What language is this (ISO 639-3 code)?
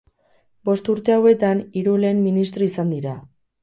eus